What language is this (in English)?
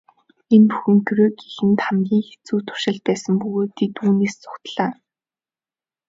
Mongolian